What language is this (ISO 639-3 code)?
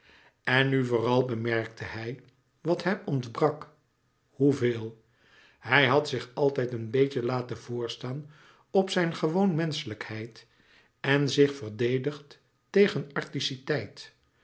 nld